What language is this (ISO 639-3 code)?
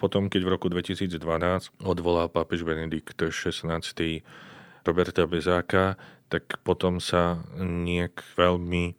slk